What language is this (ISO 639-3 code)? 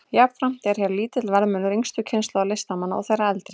isl